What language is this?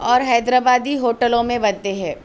Urdu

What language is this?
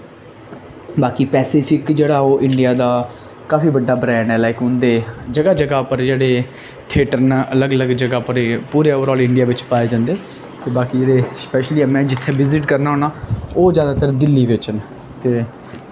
Dogri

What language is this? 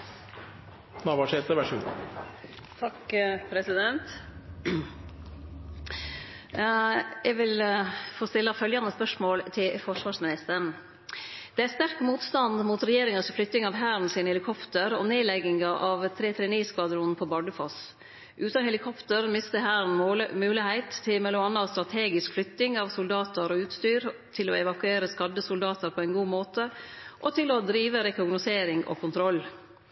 Norwegian Nynorsk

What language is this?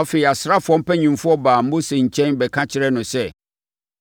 Akan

